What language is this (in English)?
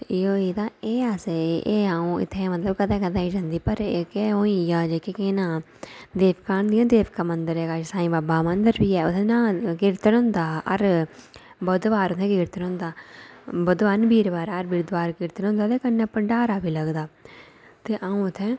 Dogri